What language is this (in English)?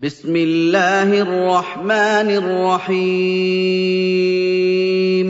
Arabic